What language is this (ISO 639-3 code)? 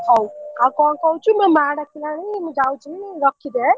ori